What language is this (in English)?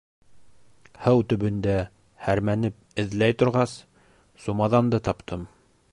Bashkir